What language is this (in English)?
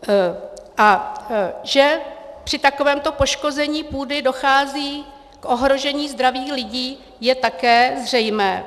Czech